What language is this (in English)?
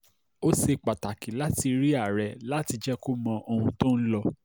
Yoruba